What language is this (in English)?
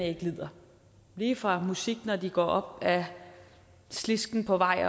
Danish